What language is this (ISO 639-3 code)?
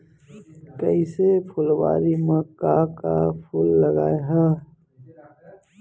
hne